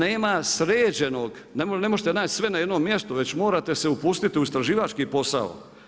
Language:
Croatian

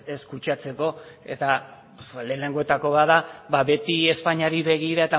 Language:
Basque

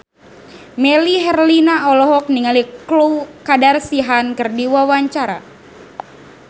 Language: Sundanese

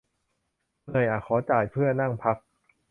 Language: Thai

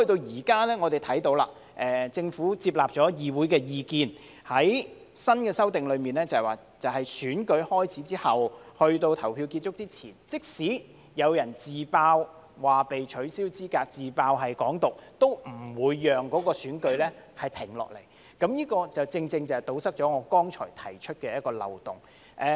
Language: Cantonese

